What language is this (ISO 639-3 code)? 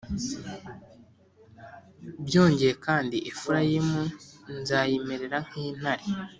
kin